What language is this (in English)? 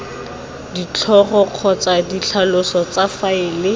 Tswana